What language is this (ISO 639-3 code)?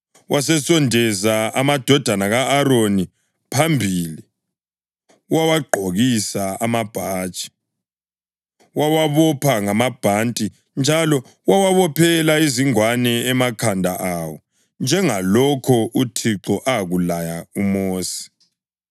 nde